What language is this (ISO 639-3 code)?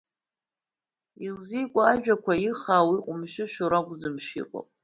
abk